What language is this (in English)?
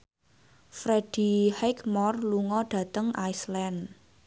Javanese